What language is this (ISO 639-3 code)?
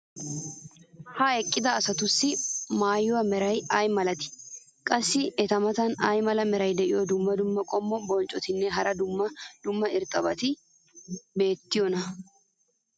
wal